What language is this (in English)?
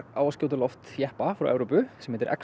Icelandic